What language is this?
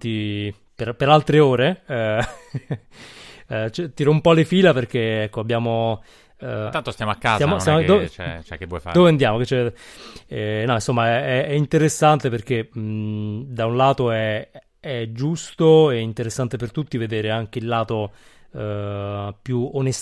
Italian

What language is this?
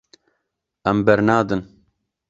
Kurdish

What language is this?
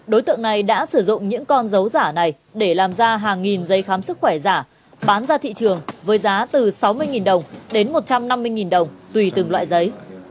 Vietnamese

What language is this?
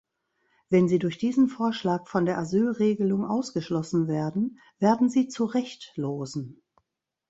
German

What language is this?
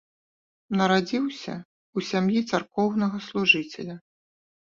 Belarusian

